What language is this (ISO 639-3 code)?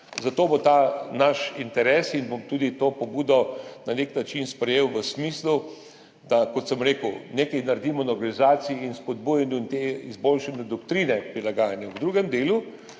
slv